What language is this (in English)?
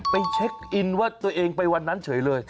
Thai